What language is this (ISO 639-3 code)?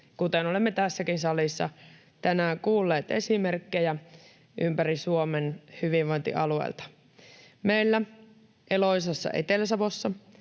fin